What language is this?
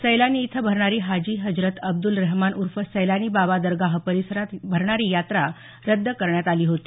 Marathi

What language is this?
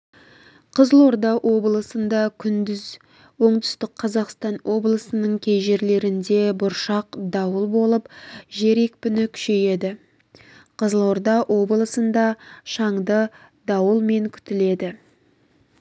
Kazakh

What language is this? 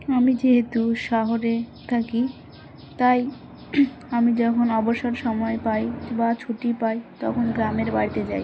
Bangla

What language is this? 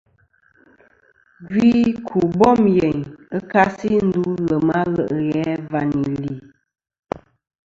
Kom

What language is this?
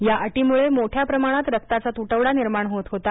Marathi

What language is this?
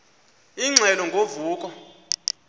Xhosa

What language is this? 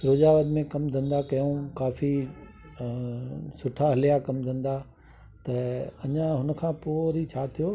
Sindhi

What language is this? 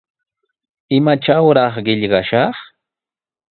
Sihuas Ancash Quechua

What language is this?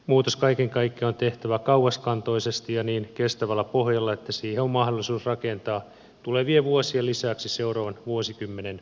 Finnish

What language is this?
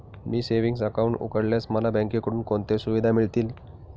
Marathi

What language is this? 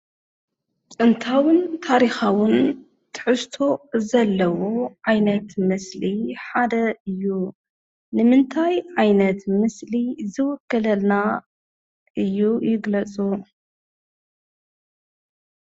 Tigrinya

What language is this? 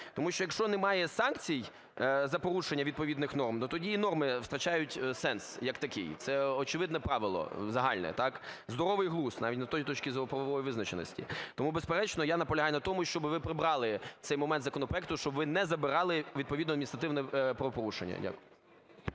Ukrainian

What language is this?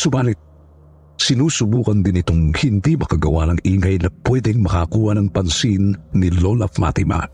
Filipino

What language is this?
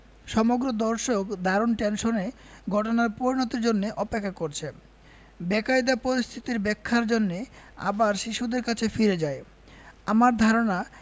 Bangla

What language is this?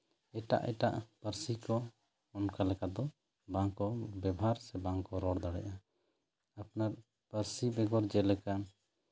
Santali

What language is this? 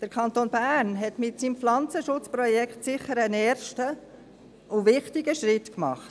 Swiss German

